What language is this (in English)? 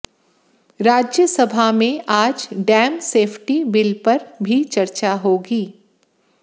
Hindi